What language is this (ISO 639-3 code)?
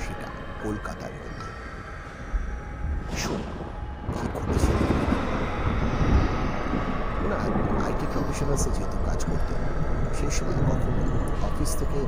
ben